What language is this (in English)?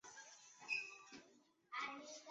Chinese